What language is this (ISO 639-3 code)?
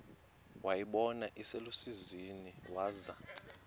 xho